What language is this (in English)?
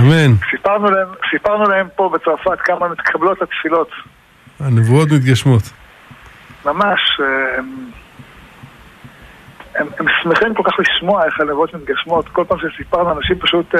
Hebrew